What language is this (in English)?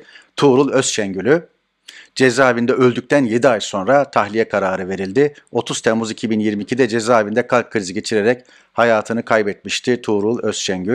Turkish